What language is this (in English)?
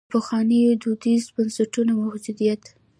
Pashto